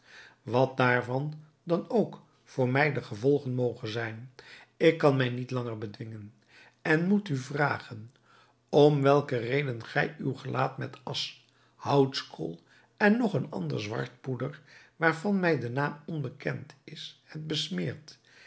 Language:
Dutch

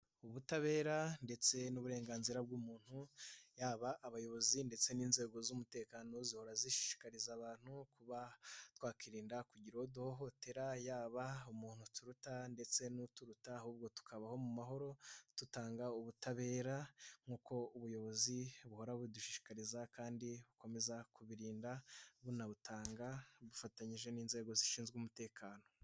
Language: Kinyarwanda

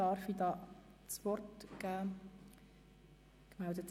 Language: Swiss German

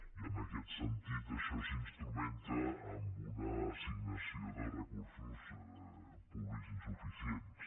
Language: Catalan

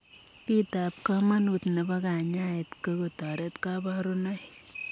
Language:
Kalenjin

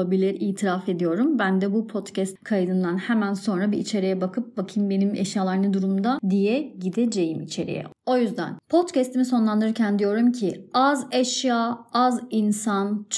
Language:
Turkish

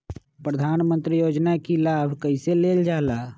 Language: Magahi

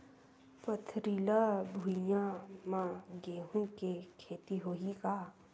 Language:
Chhattisgarhi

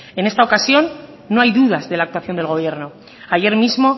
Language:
Spanish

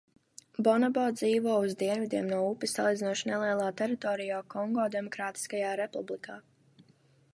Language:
Latvian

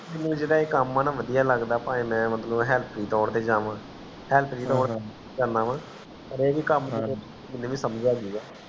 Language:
Punjabi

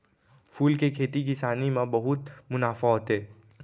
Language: Chhattisgarhi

